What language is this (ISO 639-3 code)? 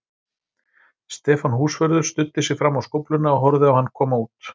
isl